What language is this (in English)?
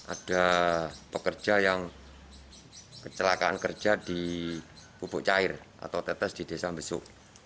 Indonesian